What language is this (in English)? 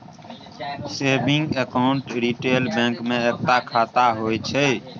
Maithili